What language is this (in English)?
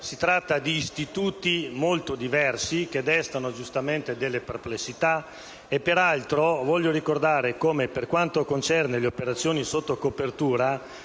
Italian